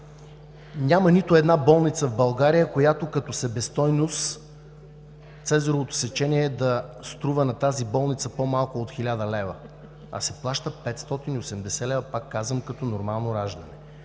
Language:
Bulgarian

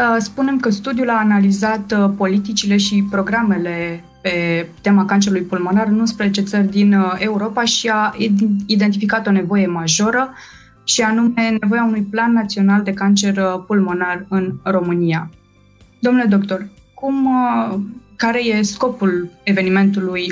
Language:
Romanian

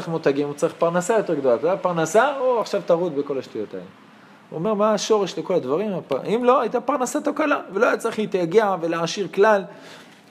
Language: Hebrew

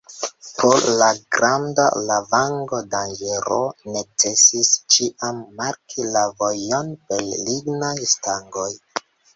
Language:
Esperanto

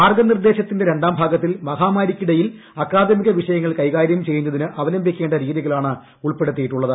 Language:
Malayalam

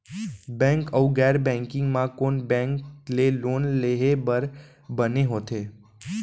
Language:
Chhattisgarhi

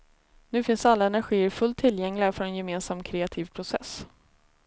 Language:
Swedish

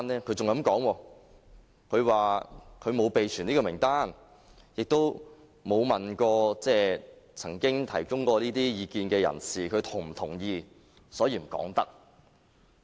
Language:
Cantonese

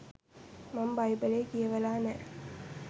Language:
Sinhala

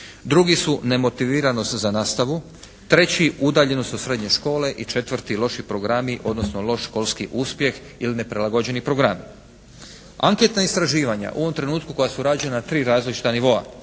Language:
Croatian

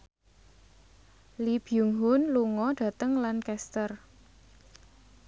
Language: Javanese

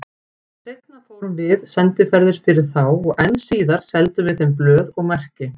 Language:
Icelandic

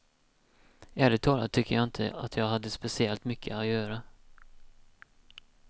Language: Swedish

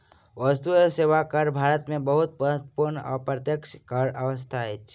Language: Maithili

